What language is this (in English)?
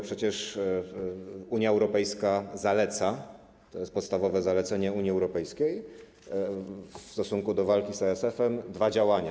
Polish